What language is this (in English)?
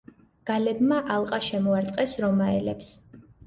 Georgian